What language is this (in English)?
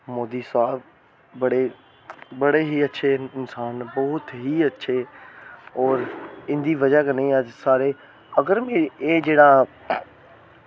Dogri